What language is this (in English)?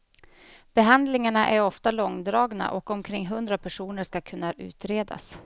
Swedish